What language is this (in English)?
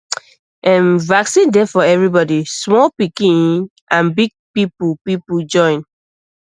Nigerian Pidgin